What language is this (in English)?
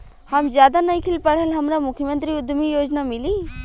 Bhojpuri